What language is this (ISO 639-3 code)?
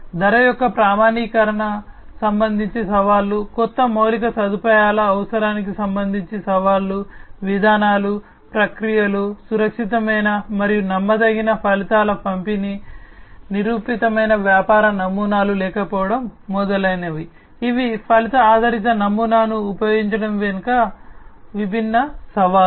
tel